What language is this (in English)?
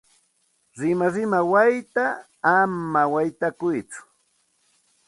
Santa Ana de Tusi Pasco Quechua